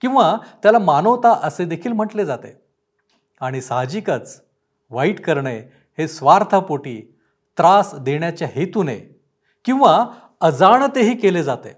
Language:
Marathi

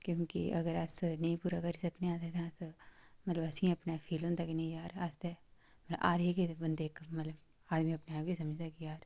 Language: Dogri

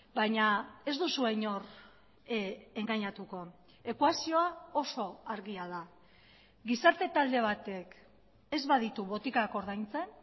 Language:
Basque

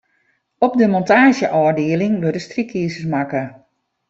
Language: Western Frisian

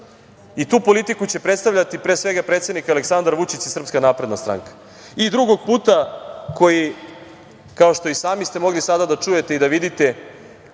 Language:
Serbian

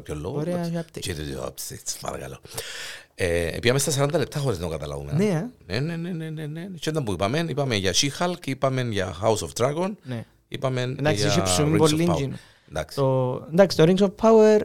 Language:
Greek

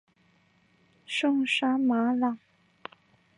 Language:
Chinese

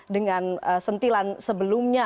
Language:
Indonesian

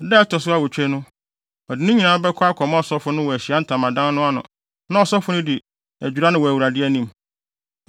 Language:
Akan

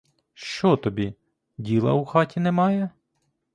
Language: Ukrainian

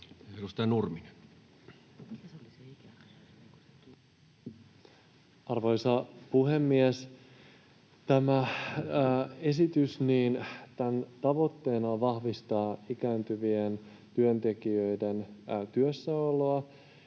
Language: Finnish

